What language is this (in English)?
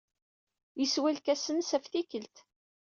Kabyle